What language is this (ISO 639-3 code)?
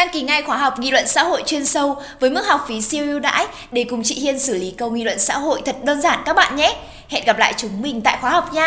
vie